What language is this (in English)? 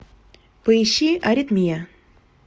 Russian